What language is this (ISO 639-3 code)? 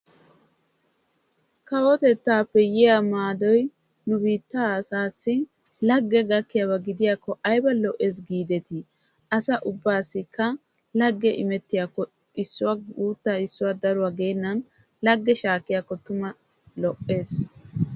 wal